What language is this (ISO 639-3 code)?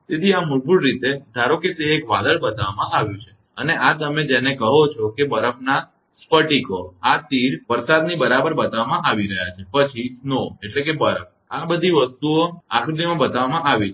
guj